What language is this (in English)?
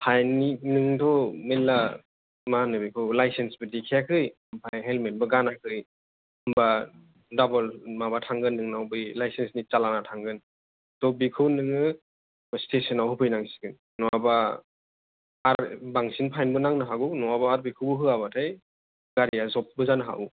Bodo